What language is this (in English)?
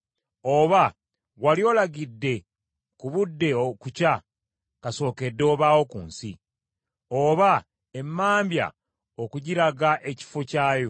Ganda